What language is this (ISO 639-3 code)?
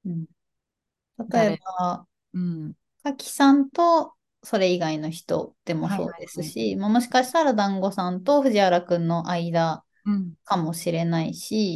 jpn